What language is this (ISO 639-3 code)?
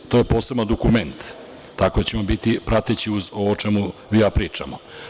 srp